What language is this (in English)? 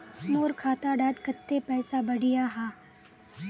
Magahi